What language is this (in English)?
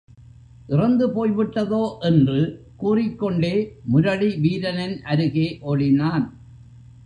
Tamil